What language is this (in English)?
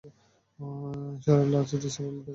Bangla